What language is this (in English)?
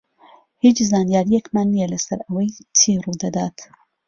Central Kurdish